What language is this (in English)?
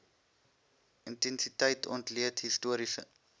Afrikaans